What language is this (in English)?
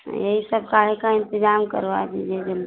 Hindi